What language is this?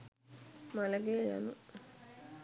Sinhala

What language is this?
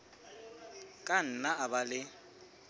Southern Sotho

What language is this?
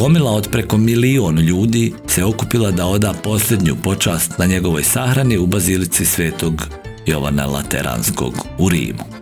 Croatian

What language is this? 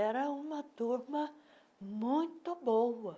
Portuguese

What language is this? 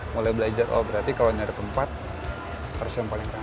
Indonesian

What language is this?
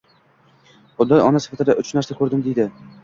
Uzbek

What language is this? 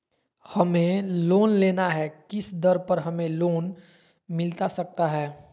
Magahi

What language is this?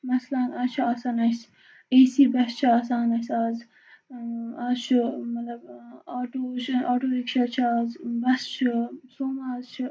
Kashmiri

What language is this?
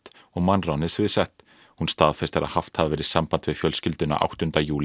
Icelandic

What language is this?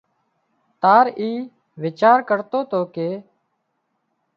Wadiyara Koli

